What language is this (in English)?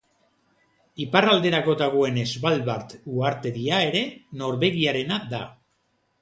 Basque